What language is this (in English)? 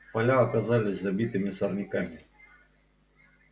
Russian